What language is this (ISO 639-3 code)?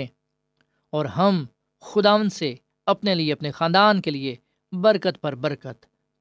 urd